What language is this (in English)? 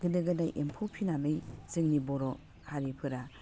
Bodo